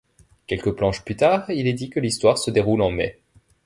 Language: French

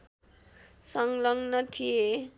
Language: Nepali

